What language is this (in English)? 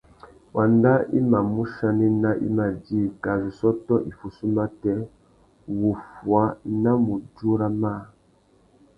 Tuki